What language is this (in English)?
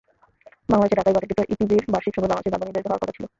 Bangla